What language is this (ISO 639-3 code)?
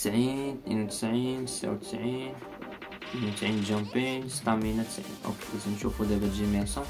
ara